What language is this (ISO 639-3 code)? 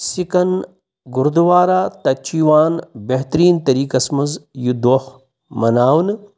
kas